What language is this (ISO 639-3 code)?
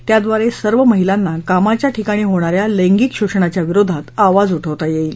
mar